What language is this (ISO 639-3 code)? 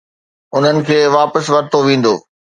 snd